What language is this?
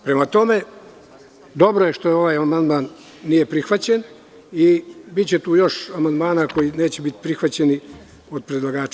Serbian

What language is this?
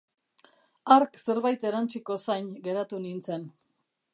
Basque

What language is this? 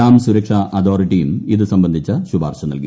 Malayalam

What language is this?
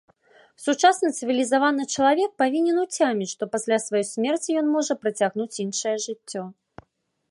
Belarusian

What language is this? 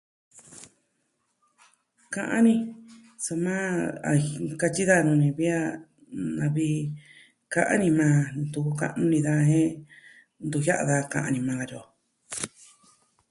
Southwestern Tlaxiaco Mixtec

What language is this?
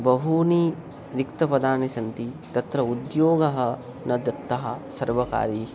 Sanskrit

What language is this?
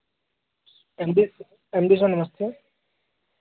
Hindi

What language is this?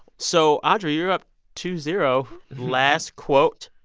English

